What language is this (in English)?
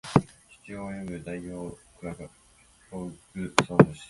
Japanese